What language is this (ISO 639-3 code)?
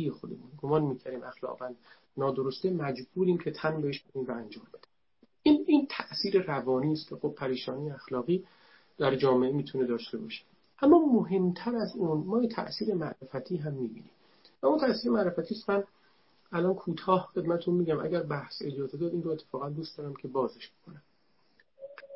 fas